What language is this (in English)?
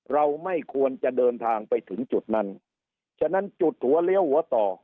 Thai